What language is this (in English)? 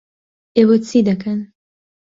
Central Kurdish